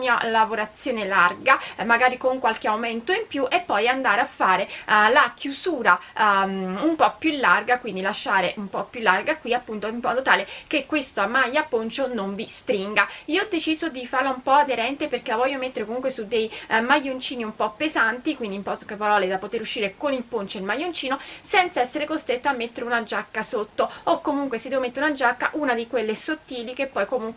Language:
Italian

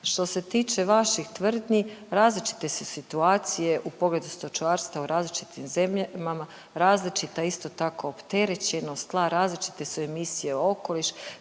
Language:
Croatian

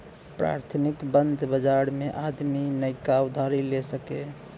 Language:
Bhojpuri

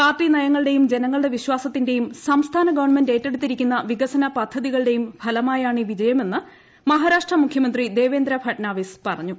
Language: Malayalam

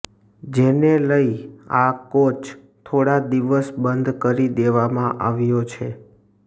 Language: Gujarati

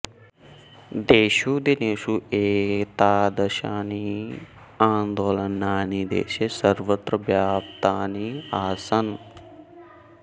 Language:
Sanskrit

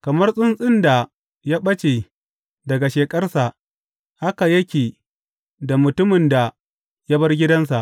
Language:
Hausa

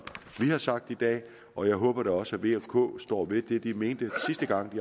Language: Danish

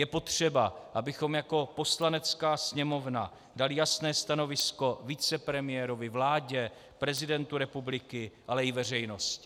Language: Czech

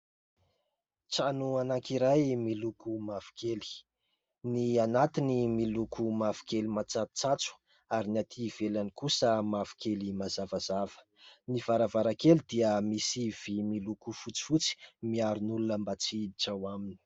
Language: Malagasy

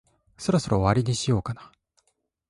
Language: Japanese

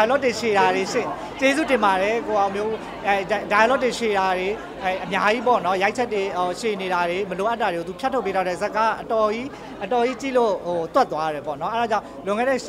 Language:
Thai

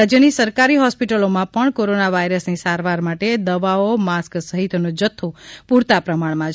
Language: Gujarati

